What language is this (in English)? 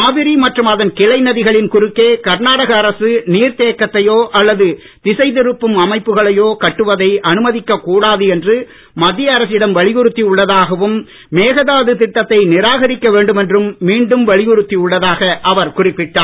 Tamil